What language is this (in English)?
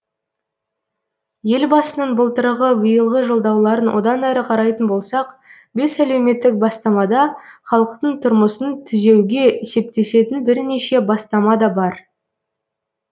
Kazakh